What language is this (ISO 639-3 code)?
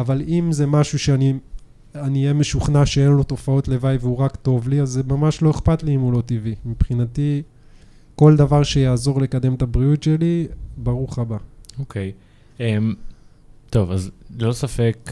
heb